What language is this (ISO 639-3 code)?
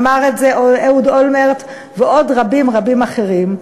heb